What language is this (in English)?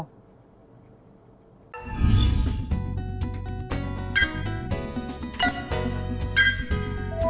Vietnamese